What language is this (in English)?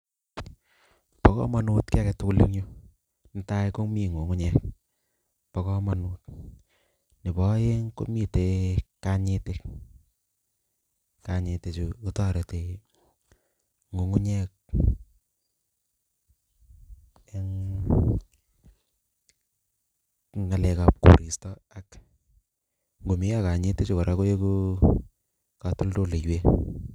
Kalenjin